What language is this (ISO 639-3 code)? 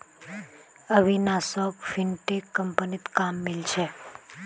mag